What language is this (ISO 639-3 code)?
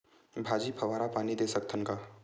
hne